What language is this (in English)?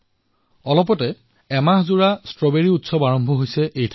Assamese